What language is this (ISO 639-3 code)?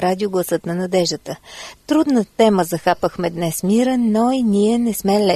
bul